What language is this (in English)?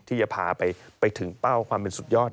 Thai